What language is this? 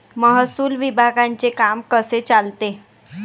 Marathi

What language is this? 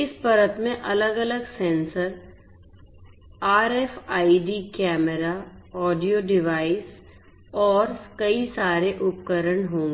Hindi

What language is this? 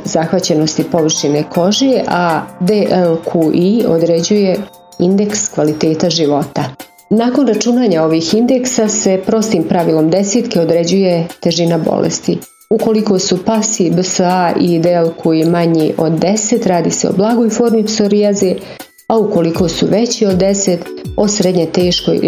Croatian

